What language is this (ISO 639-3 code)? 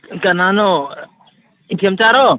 mni